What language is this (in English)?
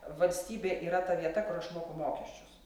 Lithuanian